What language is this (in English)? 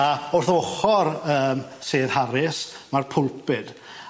Welsh